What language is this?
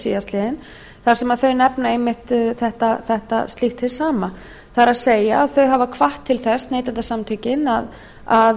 Icelandic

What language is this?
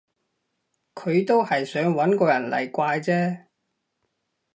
Cantonese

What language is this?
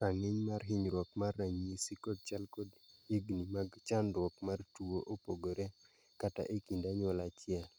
Luo (Kenya and Tanzania)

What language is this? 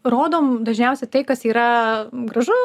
Lithuanian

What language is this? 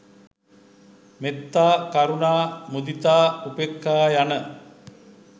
Sinhala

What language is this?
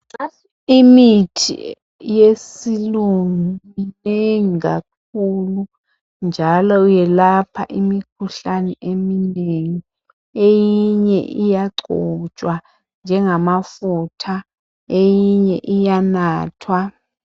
North Ndebele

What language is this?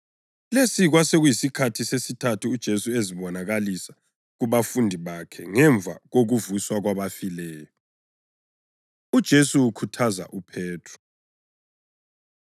North Ndebele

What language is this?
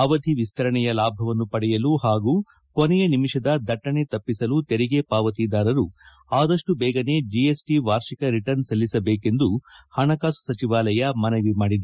Kannada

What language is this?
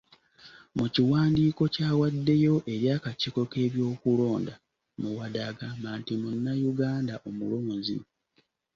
Ganda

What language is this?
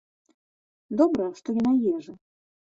Belarusian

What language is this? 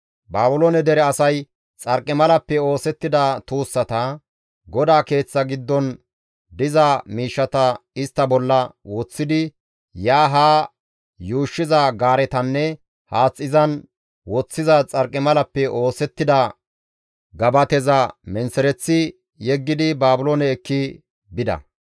Gamo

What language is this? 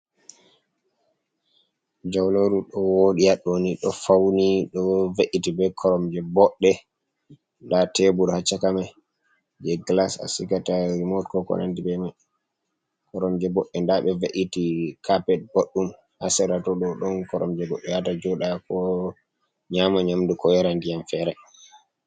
Fula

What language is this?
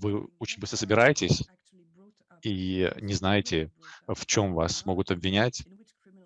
Russian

